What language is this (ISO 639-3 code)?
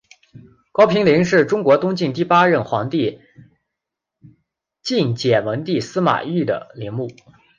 zho